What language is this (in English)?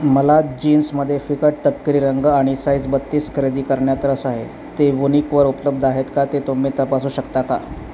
Marathi